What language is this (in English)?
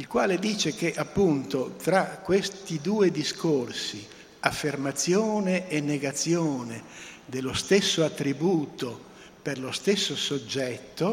Italian